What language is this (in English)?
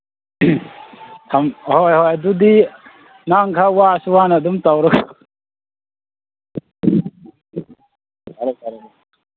Manipuri